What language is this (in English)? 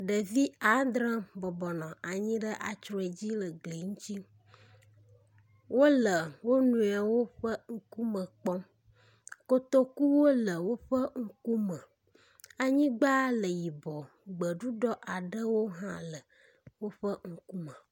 Ewe